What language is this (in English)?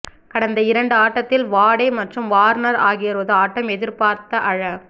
Tamil